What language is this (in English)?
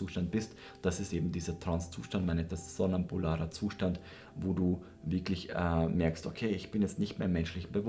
German